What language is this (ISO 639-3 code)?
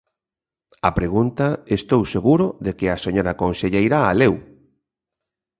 glg